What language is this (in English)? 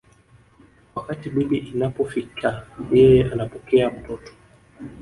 Swahili